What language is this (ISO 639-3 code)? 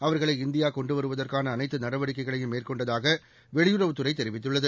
tam